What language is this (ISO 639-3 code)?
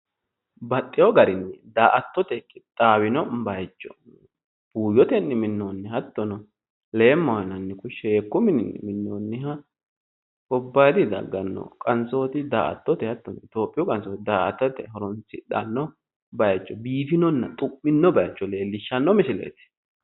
sid